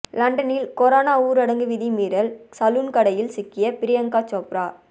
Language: Tamil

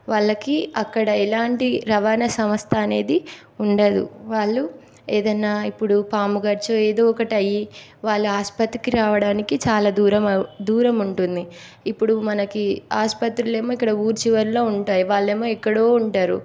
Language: Telugu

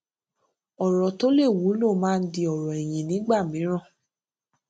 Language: Yoruba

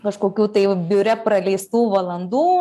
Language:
Lithuanian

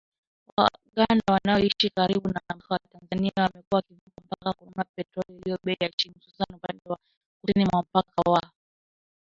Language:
Swahili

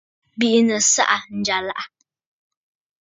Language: Bafut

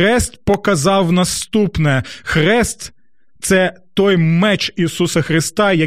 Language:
Ukrainian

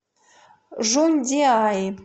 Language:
Russian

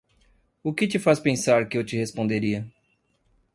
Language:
Portuguese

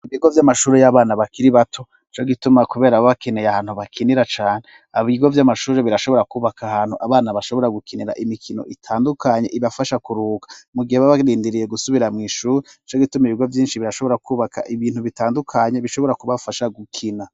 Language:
Rundi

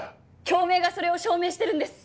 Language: Japanese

